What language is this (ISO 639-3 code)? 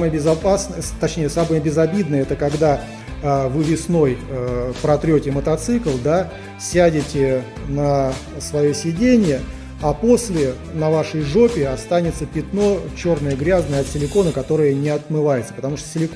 rus